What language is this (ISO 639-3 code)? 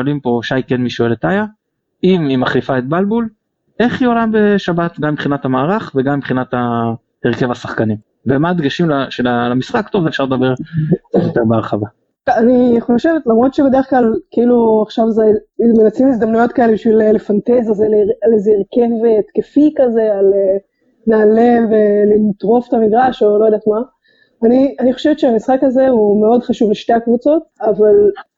heb